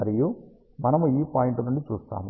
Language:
Telugu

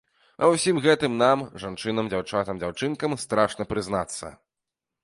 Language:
Belarusian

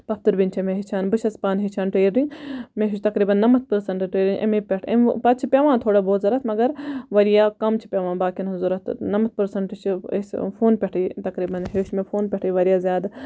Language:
Kashmiri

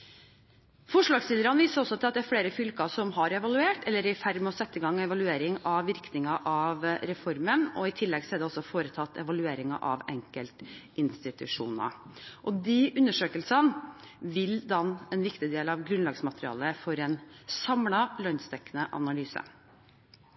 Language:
Norwegian Bokmål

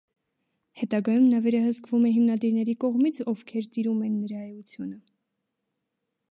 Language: Armenian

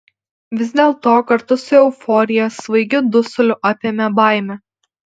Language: Lithuanian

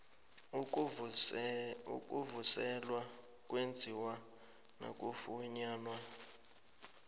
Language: South Ndebele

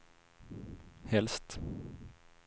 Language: Swedish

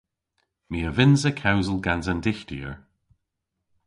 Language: Cornish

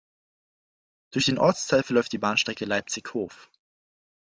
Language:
German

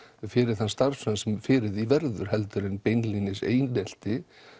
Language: Icelandic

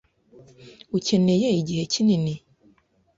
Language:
Kinyarwanda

